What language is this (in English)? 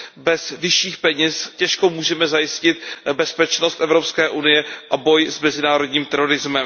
Czech